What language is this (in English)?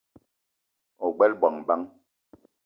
Eton (Cameroon)